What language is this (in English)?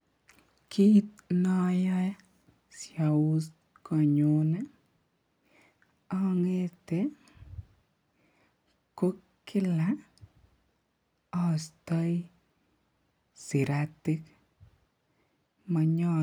Kalenjin